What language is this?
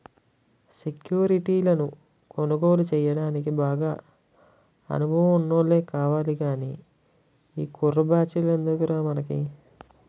Telugu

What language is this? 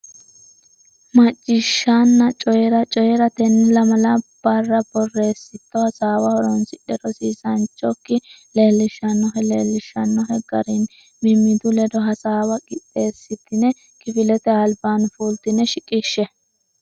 Sidamo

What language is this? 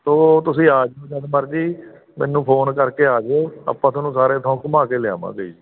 Punjabi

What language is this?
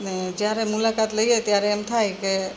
Gujarati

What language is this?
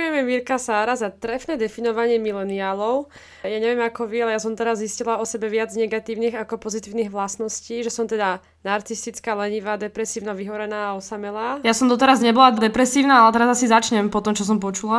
Slovak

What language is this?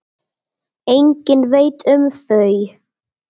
Icelandic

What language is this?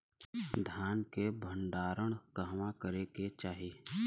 Bhojpuri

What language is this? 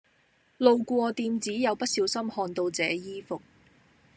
Cantonese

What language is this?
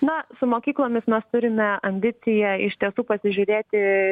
Lithuanian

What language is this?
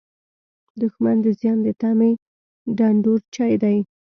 Pashto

